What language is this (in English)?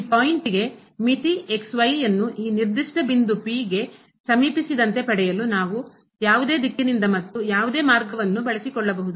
Kannada